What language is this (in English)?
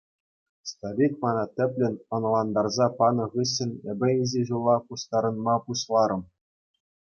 Chuvash